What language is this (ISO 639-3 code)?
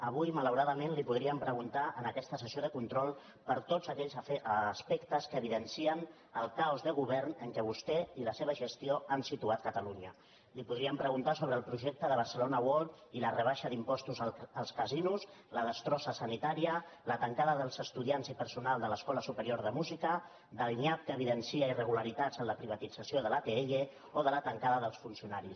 cat